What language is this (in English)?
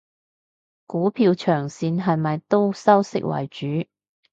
Cantonese